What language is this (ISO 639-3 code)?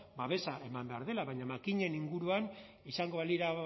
eus